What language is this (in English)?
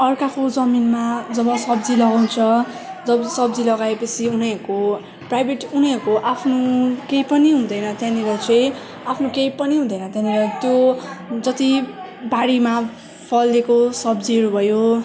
Nepali